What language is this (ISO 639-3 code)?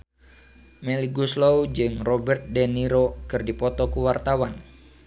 sun